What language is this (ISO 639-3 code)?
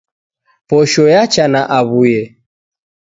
dav